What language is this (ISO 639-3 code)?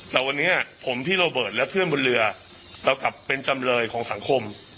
tha